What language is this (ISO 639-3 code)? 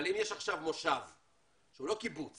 heb